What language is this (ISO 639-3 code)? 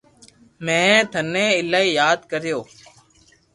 lrk